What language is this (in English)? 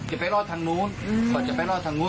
Thai